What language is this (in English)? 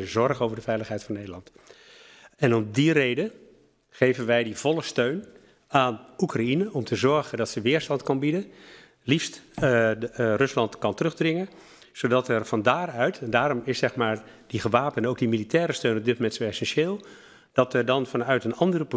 Dutch